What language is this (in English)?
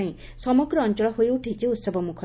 Odia